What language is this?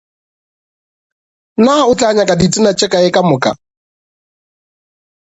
Northern Sotho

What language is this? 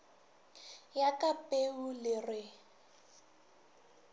Northern Sotho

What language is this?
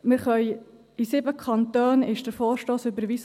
Swiss German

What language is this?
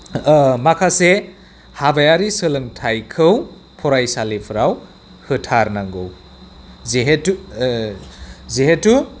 Bodo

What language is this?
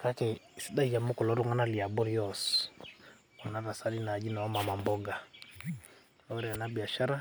Masai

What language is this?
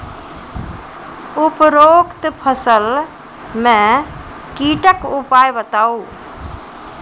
Maithili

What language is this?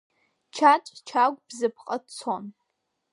Abkhazian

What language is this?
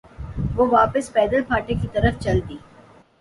Urdu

